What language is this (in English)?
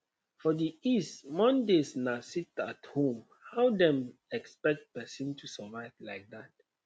Nigerian Pidgin